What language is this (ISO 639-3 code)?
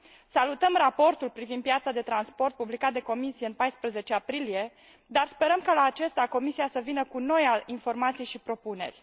ron